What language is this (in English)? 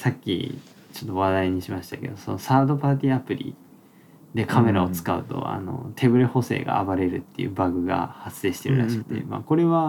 Japanese